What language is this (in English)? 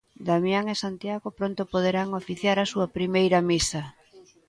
Galician